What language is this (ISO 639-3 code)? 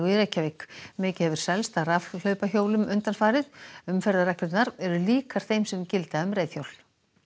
isl